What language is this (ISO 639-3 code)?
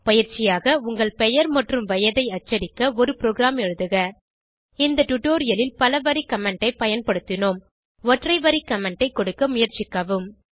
tam